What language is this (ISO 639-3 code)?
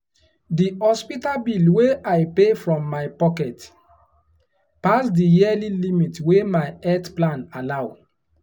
pcm